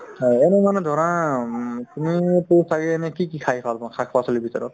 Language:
Assamese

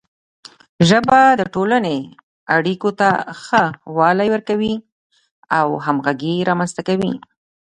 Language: Pashto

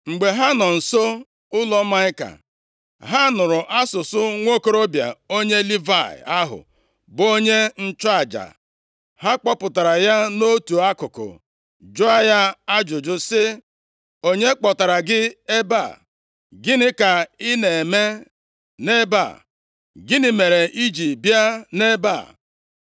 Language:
Igbo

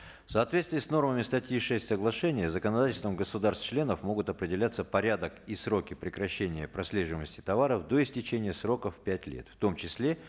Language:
Kazakh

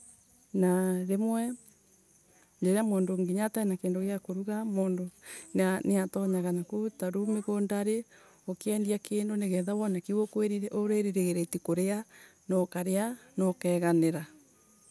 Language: Embu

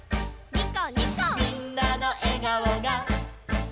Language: Japanese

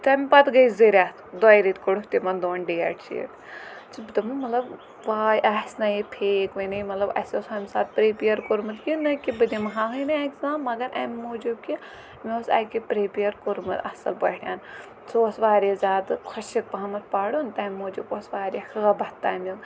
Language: Kashmiri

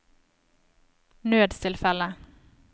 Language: Norwegian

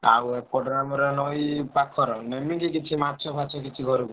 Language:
Odia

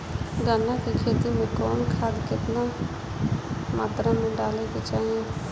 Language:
Bhojpuri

